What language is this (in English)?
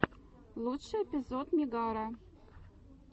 Russian